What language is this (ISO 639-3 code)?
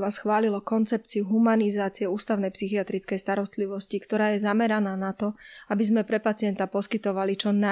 slk